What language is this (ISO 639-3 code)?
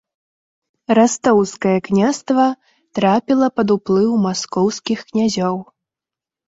bel